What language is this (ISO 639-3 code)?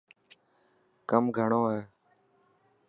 mki